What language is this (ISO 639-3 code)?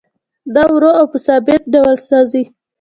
pus